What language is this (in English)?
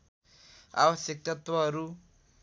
Nepali